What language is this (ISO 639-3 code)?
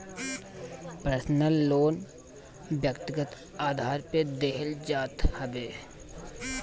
bho